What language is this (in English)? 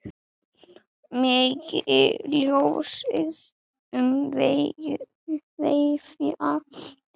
Icelandic